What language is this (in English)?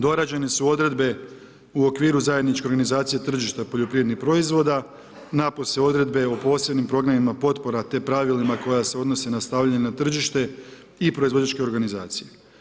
Croatian